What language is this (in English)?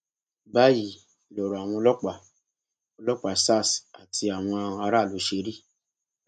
Yoruba